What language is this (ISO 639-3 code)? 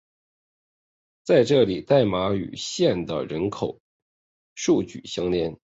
zho